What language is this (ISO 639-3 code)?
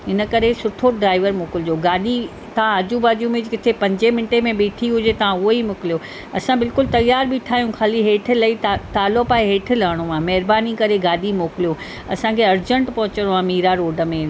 snd